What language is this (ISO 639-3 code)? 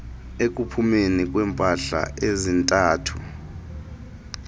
xho